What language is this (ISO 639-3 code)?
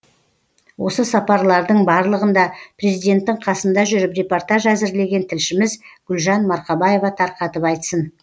kaz